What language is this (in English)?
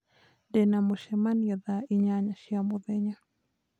Kikuyu